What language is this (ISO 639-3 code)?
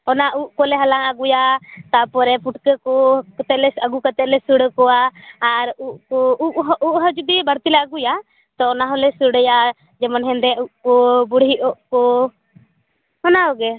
sat